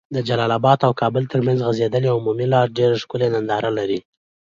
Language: Pashto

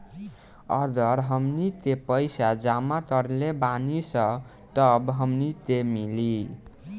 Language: Bhojpuri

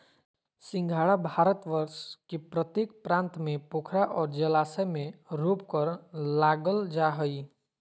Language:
Magahi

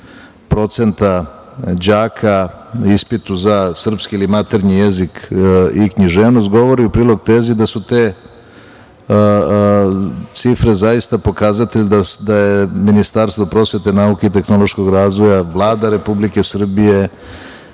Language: Serbian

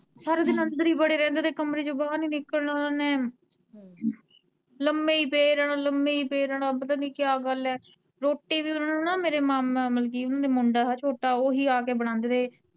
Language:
Punjabi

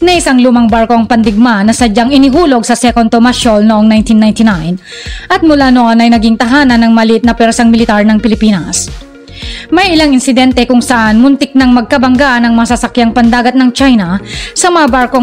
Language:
Filipino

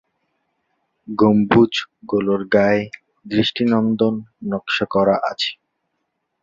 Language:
Bangla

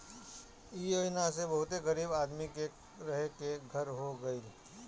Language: Bhojpuri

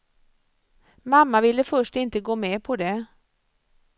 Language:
Swedish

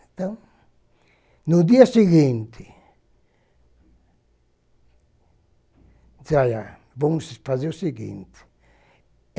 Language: Portuguese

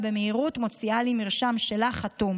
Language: Hebrew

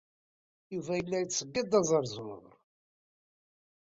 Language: Kabyle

